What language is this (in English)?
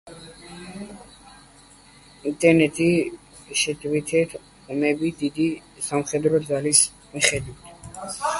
Georgian